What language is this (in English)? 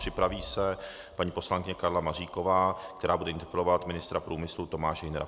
Czech